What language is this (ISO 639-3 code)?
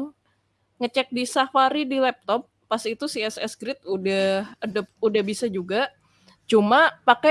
ind